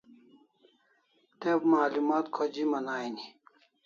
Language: Kalasha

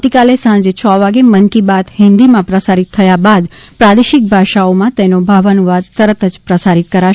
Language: Gujarati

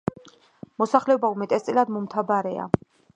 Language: Georgian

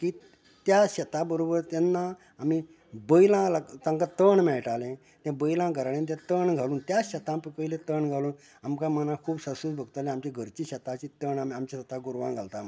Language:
Konkani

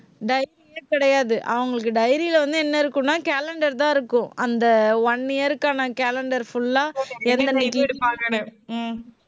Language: Tamil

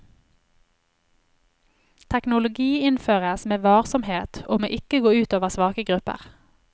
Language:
Norwegian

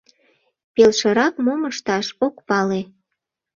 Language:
Mari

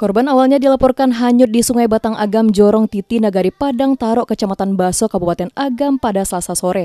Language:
Indonesian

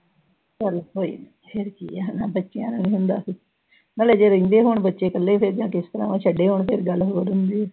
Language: Punjabi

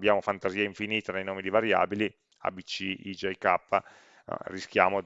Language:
Italian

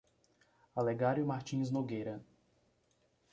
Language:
Portuguese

